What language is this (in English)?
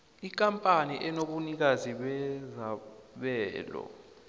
South Ndebele